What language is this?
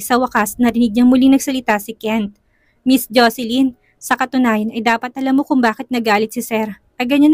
Filipino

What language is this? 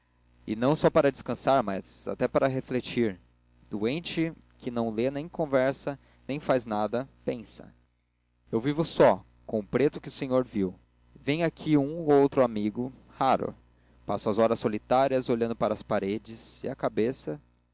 Portuguese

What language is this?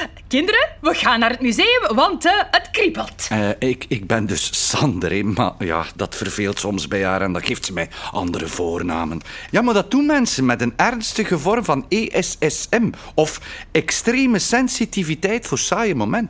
Dutch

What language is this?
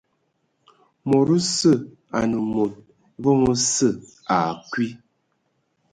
Ewondo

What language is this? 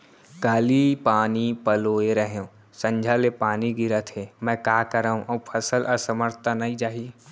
Chhattisgarhi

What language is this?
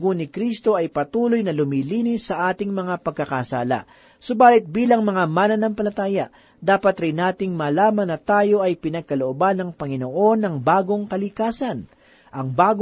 Filipino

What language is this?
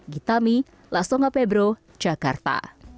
Indonesian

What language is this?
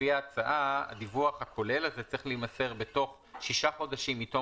Hebrew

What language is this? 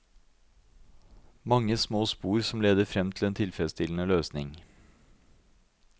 Norwegian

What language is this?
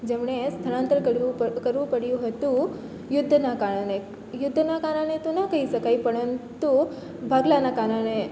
Gujarati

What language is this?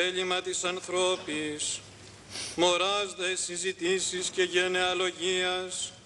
Greek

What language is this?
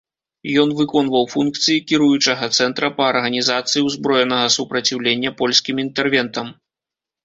Belarusian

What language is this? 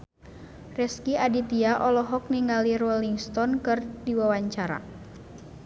Sundanese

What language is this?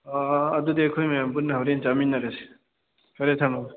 Manipuri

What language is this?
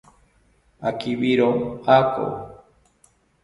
South Ucayali Ashéninka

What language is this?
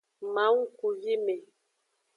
Aja (Benin)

